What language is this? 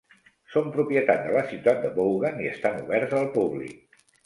Catalan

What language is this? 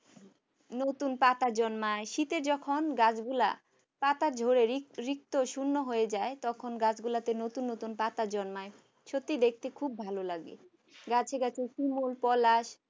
Bangla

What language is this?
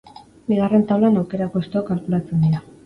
Basque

